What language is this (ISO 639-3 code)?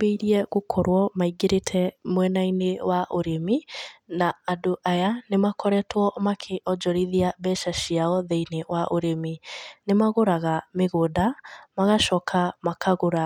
kik